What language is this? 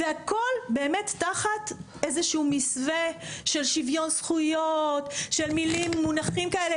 Hebrew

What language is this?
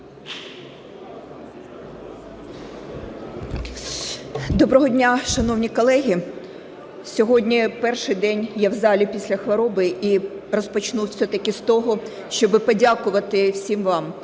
Ukrainian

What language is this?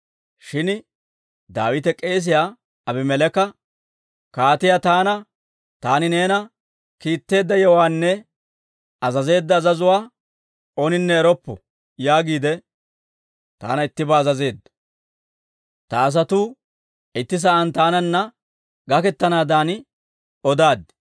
Dawro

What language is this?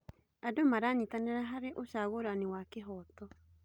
Kikuyu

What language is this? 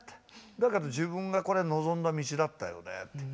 Japanese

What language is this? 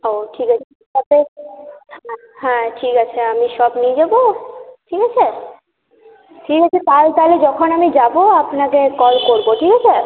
Bangla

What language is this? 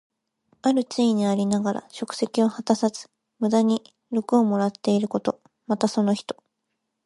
Japanese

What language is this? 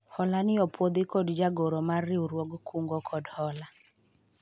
Luo (Kenya and Tanzania)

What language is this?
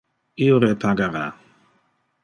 Interlingua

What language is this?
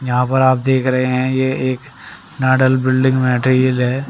Hindi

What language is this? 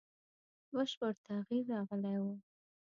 Pashto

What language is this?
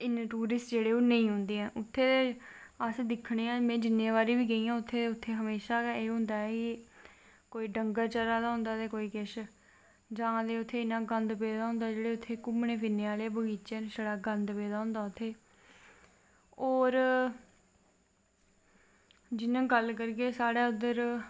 Dogri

